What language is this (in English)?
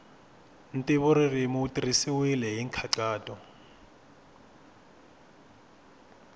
Tsonga